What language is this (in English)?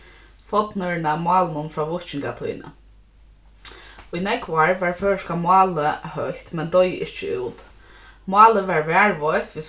Faroese